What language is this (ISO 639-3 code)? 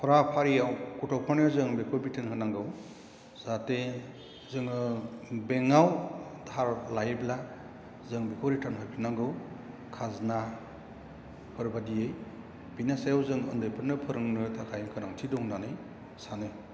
brx